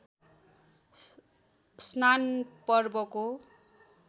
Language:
Nepali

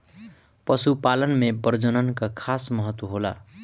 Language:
Bhojpuri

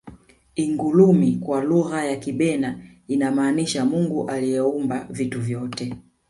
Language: Swahili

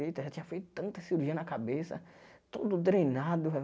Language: Portuguese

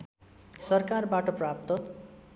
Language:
Nepali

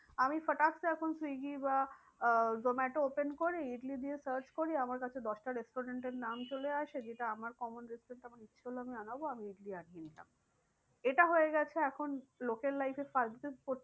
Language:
Bangla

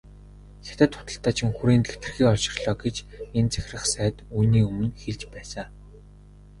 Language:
Mongolian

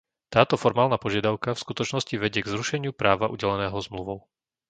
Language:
Slovak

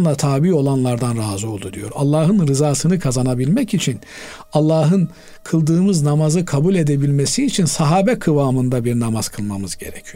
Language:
Turkish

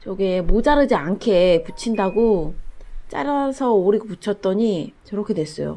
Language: Korean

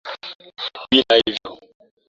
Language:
Swahili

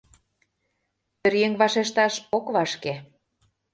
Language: Mari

